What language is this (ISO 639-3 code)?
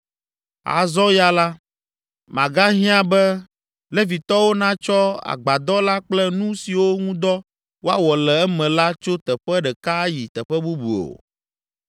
ewe